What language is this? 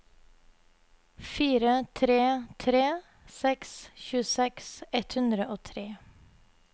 Norwegian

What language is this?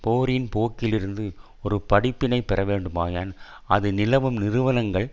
Tamil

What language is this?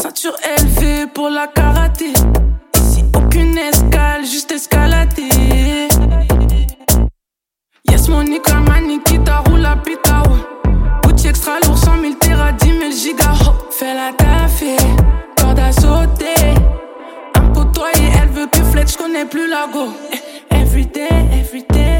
French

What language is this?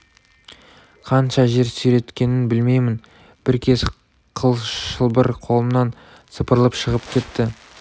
Kazakh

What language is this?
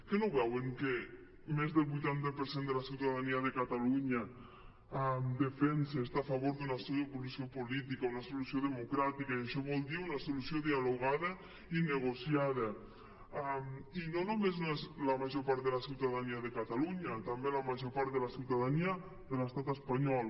Catalan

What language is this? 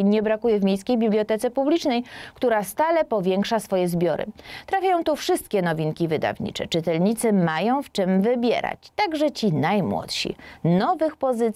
Polish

